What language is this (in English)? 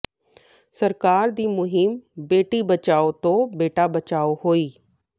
Punjabi